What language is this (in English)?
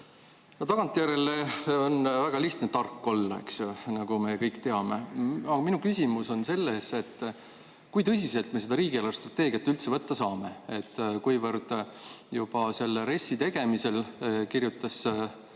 Estonian